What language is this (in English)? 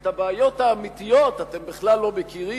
Hebrew